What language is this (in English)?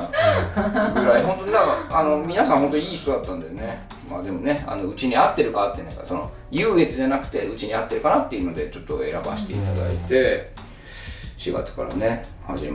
Japanese